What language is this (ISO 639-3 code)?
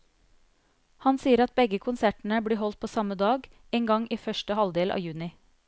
nor